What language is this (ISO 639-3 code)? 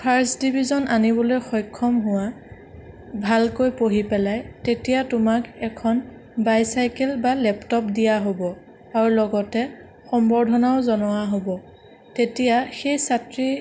asm